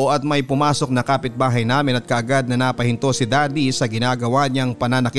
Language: Filipino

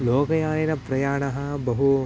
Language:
Sanskrit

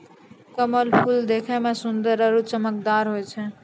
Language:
Maithili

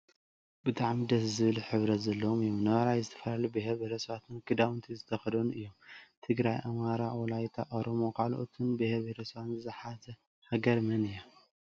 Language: Tigrinya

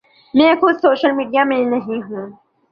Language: Urdu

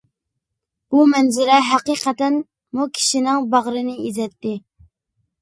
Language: Uyghur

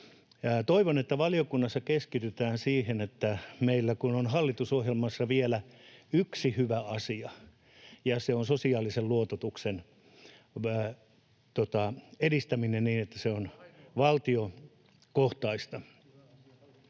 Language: Finnish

